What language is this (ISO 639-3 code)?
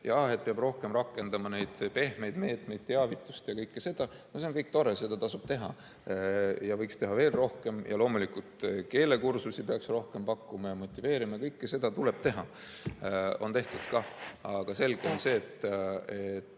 est